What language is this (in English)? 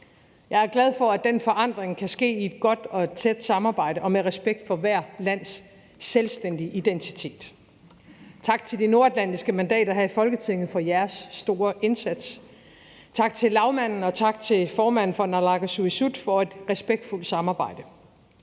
Danish